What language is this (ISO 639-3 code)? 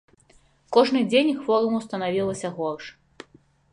bel